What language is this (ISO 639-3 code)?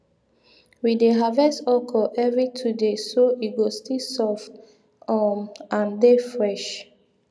pcm